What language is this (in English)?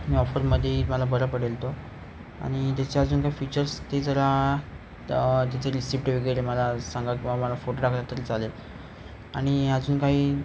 Marathi